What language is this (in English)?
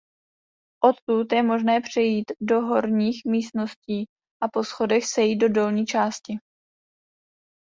Czech